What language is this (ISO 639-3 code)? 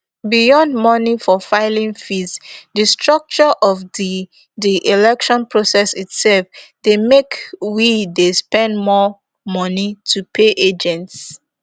pcm